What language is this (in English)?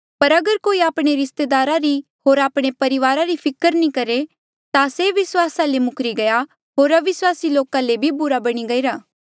Mandeali